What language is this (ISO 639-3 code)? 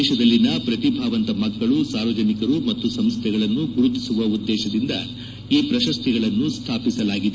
kan